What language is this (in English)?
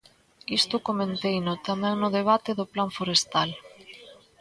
Galician